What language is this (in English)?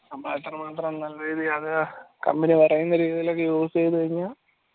Malayalam